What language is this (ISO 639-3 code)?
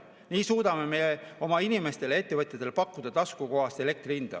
est